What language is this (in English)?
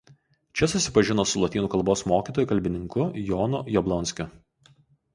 Lithuanian